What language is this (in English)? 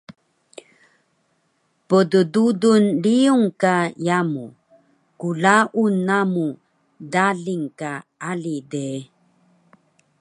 Taroko